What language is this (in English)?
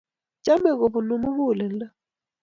Kalenjin